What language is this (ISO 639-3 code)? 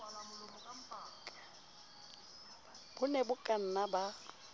sot